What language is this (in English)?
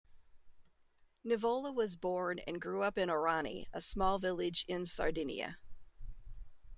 English